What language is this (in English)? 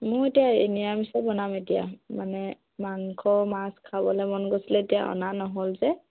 Assamese